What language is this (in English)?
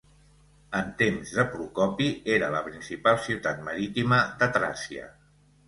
Catalan